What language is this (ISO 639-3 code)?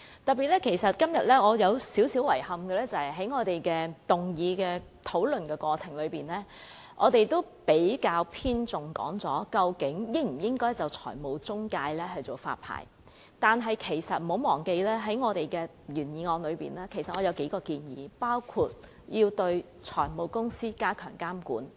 yue